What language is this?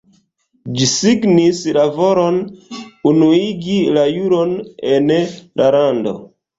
Esperanto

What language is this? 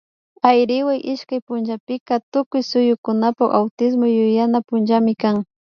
Imbabura Highland Quichua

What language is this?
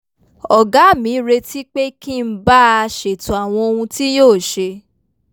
Yoruba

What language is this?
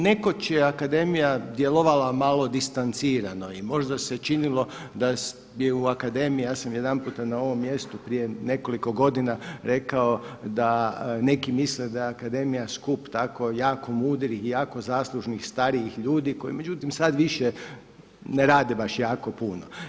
Croatian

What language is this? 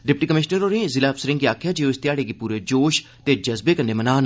Dogri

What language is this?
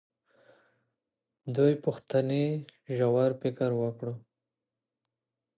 Pashto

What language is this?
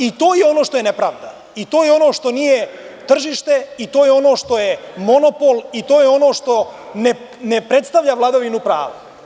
Serbian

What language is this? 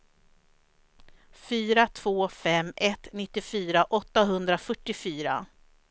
Swedish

